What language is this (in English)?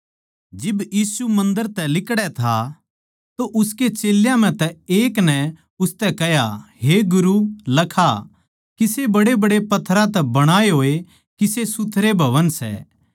Haryanvi